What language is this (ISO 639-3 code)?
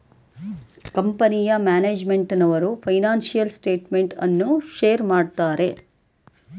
kan